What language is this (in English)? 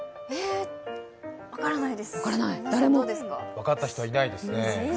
Japanese